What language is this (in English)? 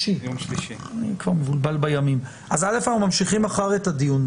Hebrew